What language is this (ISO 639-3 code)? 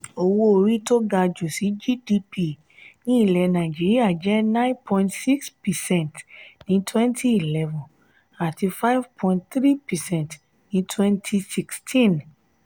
yor